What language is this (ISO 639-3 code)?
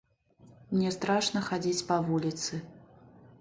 bel